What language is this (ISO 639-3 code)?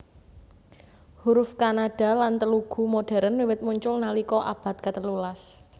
jav